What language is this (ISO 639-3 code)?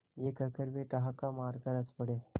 hin